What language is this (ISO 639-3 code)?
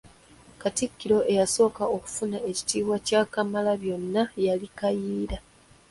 lug